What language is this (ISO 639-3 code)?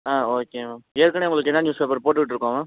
tam